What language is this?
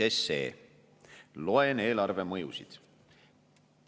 Estonian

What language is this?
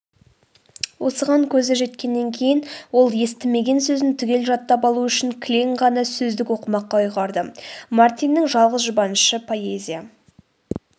Kazakh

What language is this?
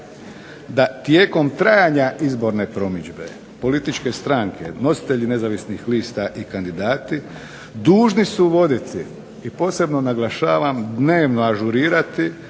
Croatian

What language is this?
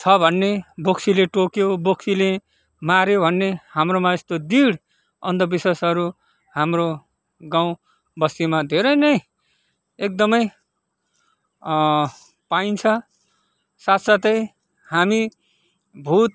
Nepali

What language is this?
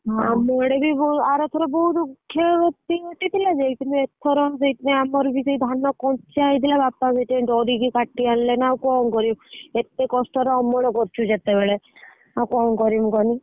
Odia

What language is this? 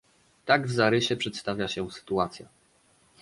Polish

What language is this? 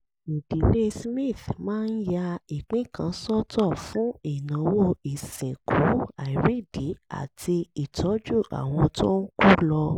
Yoruba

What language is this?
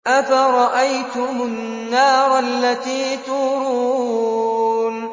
Arabic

